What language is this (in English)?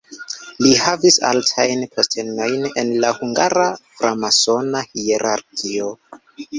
Esperanto